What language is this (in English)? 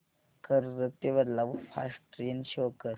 Marathi